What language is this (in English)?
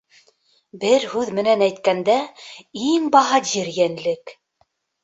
Bashkir